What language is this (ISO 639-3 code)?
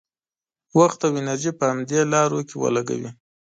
pus